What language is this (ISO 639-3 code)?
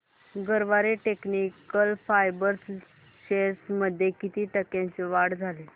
mar